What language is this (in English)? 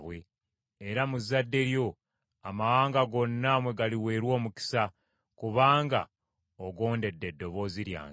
Ganda